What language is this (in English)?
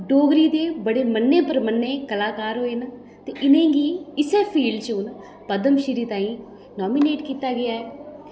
Dogri